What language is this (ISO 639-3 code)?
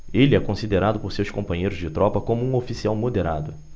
por